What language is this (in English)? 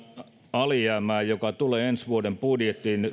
Finnish